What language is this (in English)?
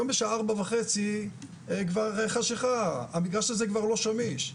Hebrew